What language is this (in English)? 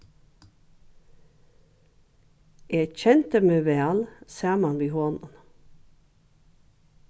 Faroese